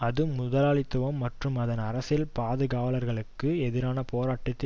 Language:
Tamil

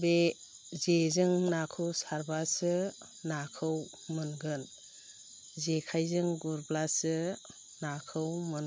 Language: Bodo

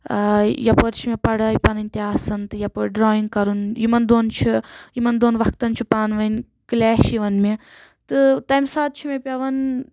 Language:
Kashmiri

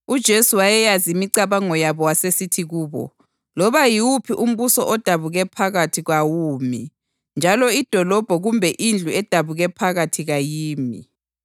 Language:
North Ndebele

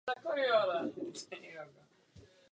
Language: Czech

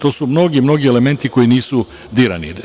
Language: Serbian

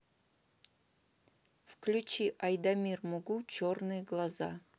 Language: Russian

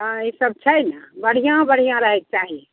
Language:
Maithili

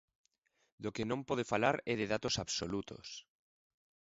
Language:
Galician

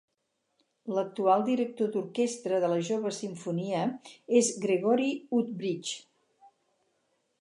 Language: Catalan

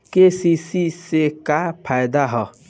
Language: Bhojpuri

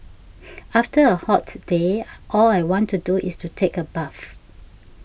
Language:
English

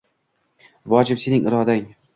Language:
Uzbek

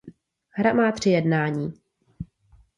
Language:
Czech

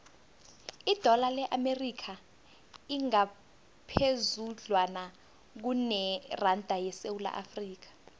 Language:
South Ndebele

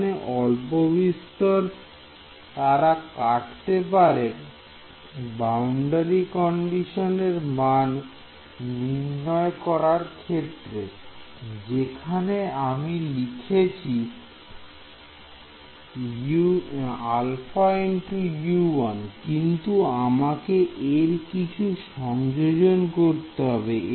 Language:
Bangla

